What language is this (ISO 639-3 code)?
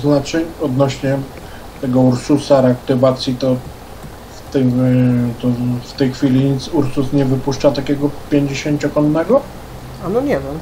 pol